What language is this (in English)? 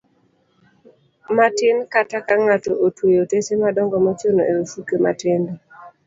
Luo (Kenya and Tanzania)